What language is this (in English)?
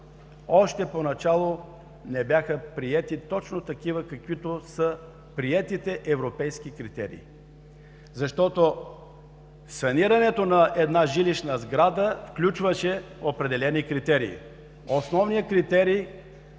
Bulgarian